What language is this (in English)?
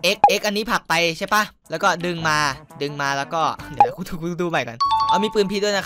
Thai